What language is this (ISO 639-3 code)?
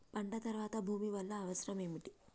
tel